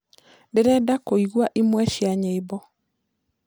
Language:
Kikuyu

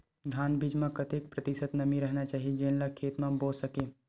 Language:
Chhattisgarhi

